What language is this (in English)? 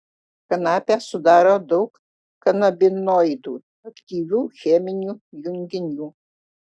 Lithuanian